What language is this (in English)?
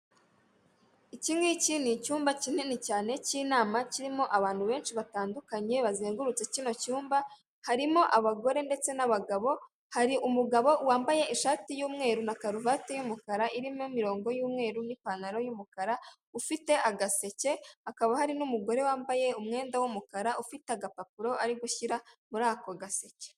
Kinyarwanda